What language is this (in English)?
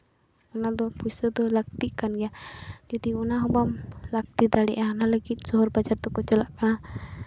Santali